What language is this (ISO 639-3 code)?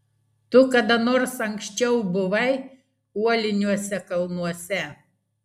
lit